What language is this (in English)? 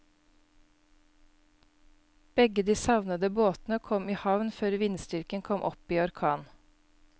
Norwegian